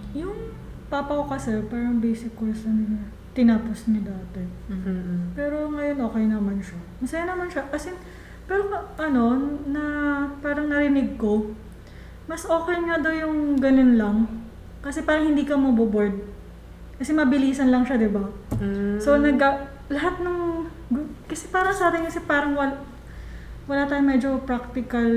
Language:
Filipino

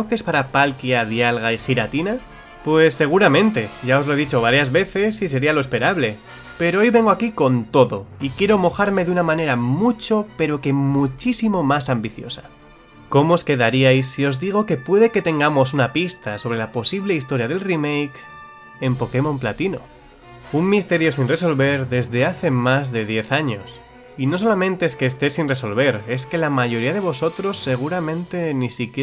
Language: Spanish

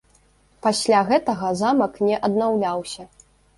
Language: Belarusian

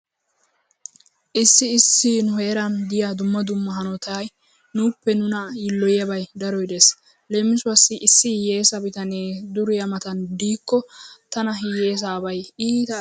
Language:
Wolaytta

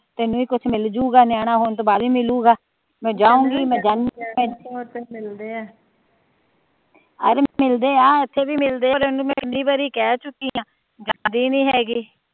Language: Punjabi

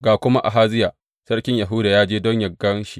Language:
Hausa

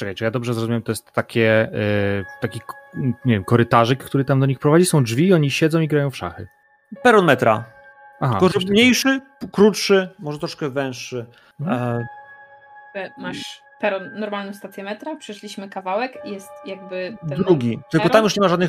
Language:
Polish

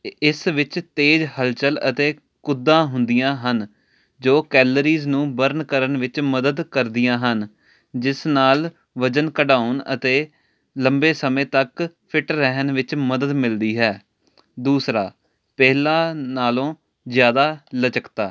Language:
Punjabi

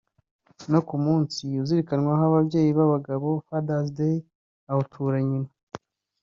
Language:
Kinyarwanda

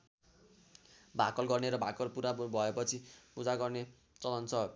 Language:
Nepali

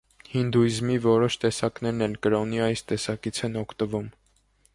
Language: Armenian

